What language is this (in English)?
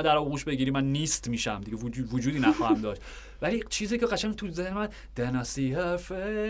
Persian